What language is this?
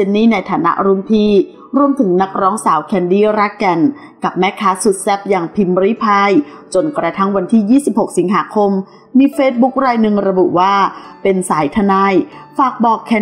Thai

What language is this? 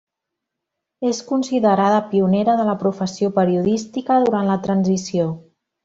Catalan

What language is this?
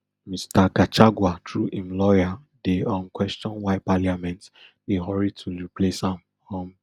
Nigerian Pidgin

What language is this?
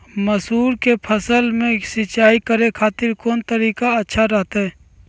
Magahi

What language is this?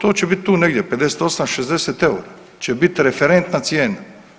Croatian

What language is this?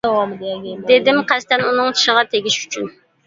Uyghur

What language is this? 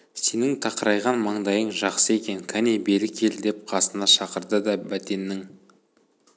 Kazakh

